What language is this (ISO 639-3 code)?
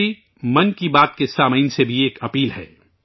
urd